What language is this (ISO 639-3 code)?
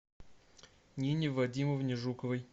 rus